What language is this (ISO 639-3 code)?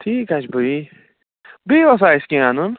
kas